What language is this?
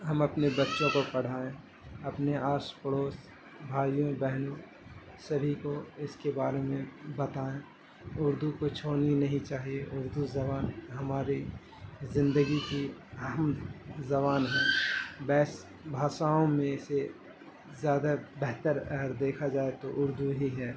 Urdu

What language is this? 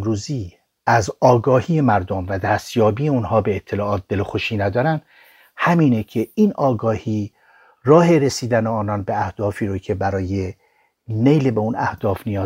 Persian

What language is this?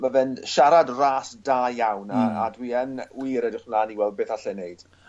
Welsh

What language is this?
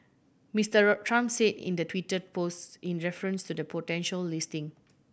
English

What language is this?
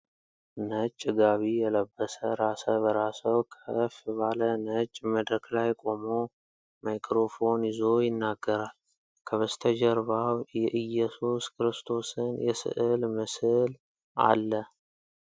Amharic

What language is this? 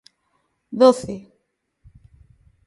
Galician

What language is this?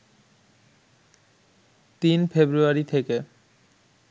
Bangla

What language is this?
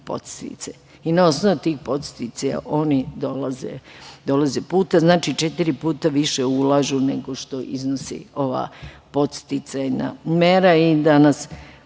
Serbian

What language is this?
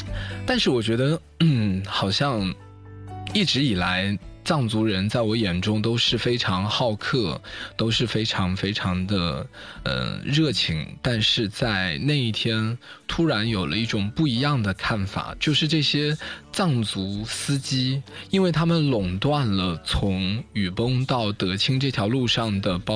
Chinese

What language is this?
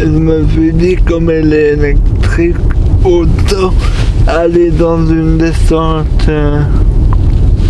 French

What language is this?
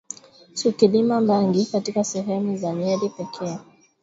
Swahili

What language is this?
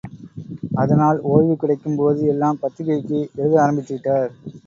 Tamil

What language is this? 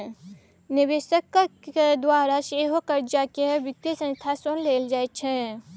Maithili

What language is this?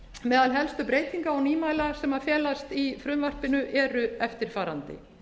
Icelandic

